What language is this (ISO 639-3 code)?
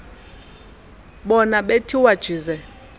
xho